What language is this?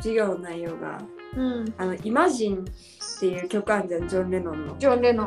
Japanese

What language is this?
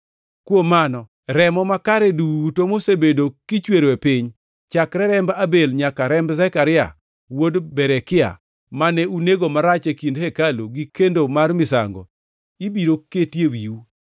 Luo (Kenya and Tanzania)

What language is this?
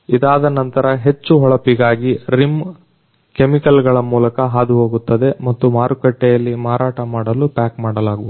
Kannada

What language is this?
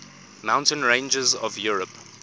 English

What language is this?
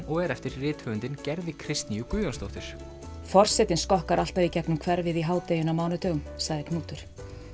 Icelandic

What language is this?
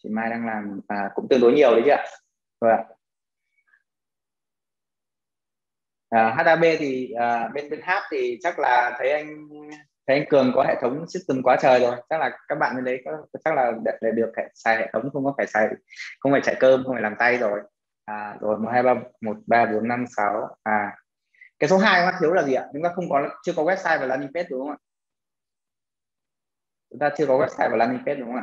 Vietnamese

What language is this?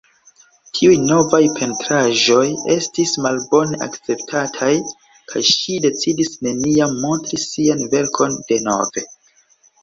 Esperanto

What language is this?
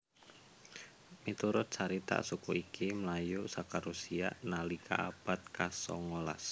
Javanese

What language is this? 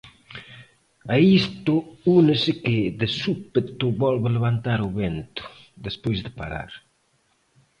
Galician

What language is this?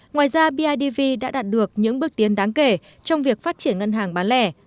Vietnamese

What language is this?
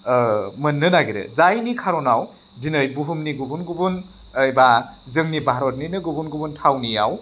Bodo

